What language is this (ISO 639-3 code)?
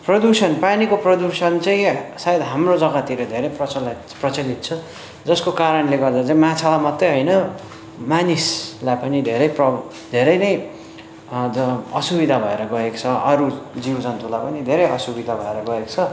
nep